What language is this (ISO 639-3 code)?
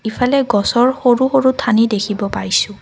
asm